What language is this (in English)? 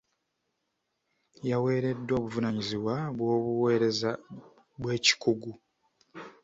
Ganda